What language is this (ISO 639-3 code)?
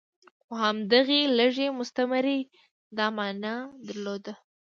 pus